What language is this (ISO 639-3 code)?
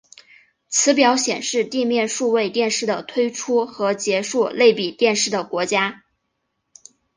zho